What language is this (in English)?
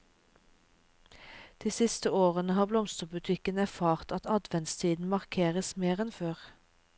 Norwegian